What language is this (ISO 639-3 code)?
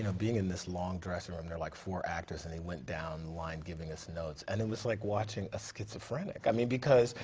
eng